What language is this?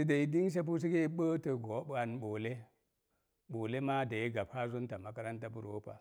Mom Jango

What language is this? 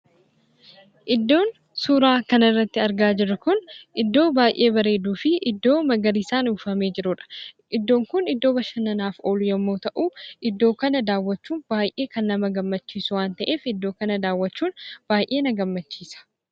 Oromo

